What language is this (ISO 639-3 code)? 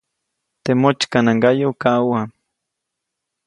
zoc